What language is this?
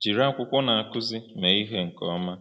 Igbo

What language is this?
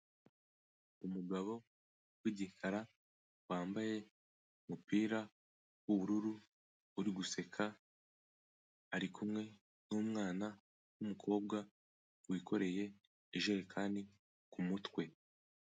Kinyarwanda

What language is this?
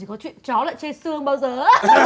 Vietnamese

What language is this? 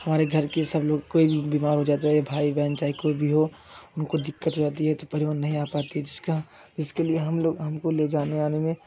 Hindi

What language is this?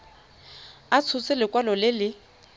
Tswana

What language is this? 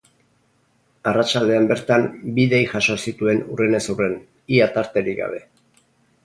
Basque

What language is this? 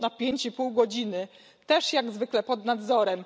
Polish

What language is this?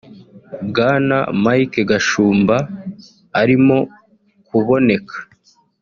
Kinyarwanda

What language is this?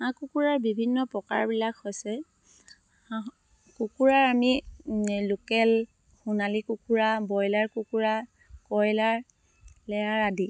Assamese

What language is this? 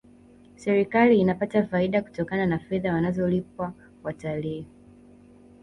Swahili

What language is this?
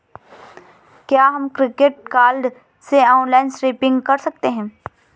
Hindi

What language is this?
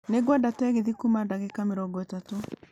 Kikuyu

